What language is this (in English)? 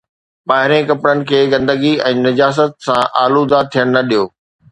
Sindhi